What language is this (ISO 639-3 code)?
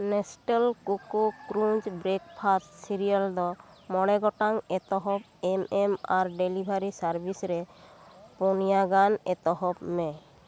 sat